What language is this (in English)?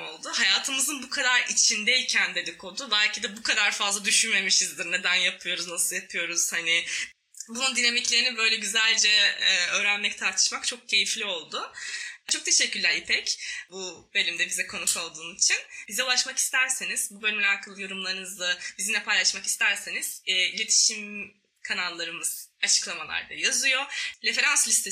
Turkish